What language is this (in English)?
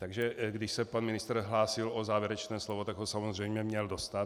Czech